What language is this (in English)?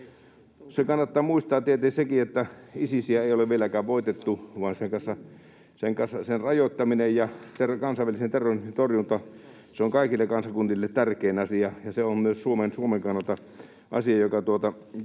Finnish